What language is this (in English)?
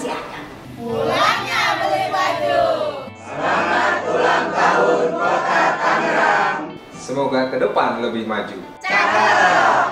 Indonesian